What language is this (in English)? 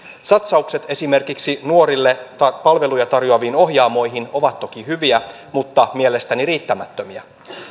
Finnish